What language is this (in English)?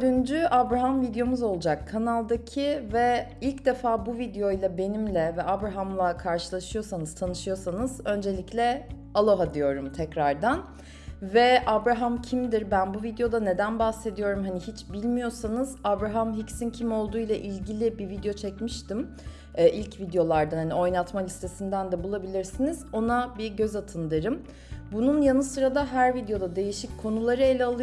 Turkish